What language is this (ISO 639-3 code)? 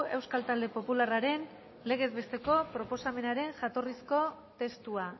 eus